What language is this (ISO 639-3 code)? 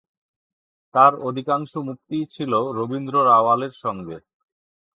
ben